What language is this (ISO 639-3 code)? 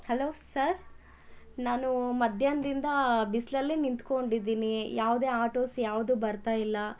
kan